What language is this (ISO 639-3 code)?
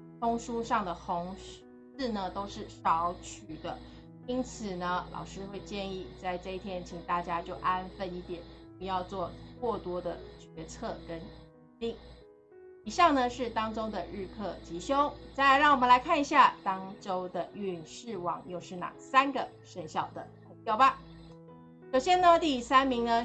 zho